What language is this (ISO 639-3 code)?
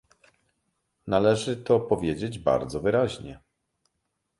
pol